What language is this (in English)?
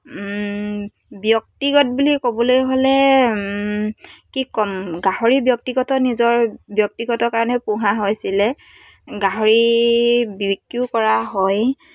Assamese